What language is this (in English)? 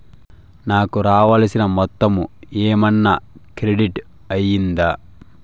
Telugu